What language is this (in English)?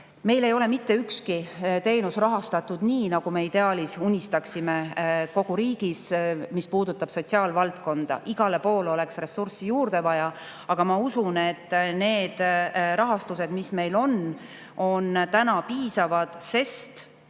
Estonian